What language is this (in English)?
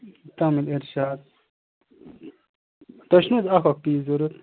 Kashmiri